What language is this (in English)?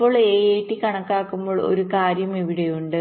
Malayalam